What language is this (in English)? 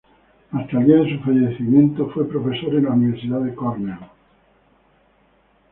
Spanish